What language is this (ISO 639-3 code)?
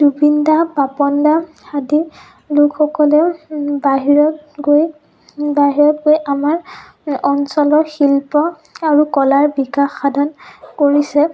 asm